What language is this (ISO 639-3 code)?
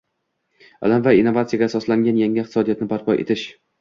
uzb